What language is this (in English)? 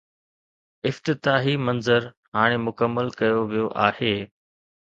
Sindhi